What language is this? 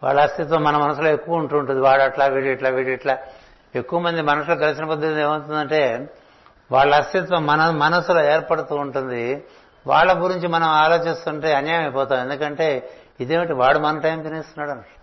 Telugu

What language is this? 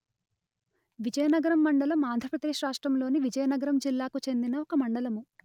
Telugu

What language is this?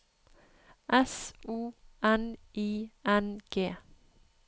Norwegian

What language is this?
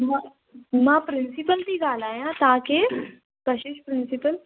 Sindhi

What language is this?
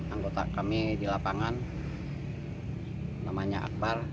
Indonesian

